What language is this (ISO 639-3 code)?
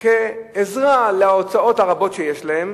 heb